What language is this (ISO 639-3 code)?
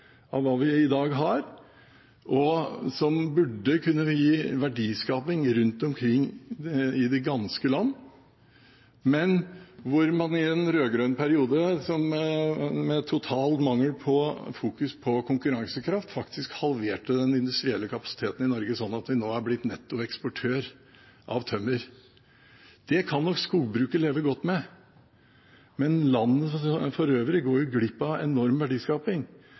nob